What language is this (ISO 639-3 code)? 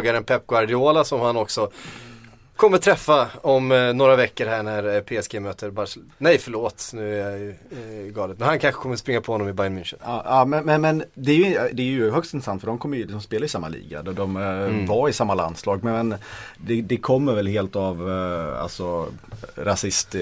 swe